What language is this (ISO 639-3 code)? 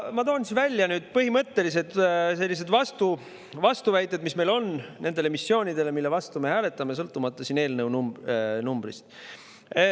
est